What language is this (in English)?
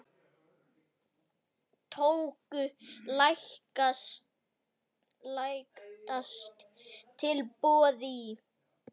Icelandic